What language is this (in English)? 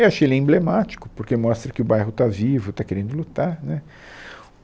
Portuguese